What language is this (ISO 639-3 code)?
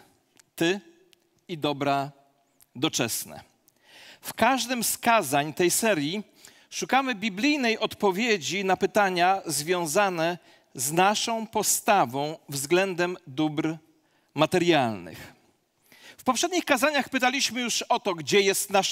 pol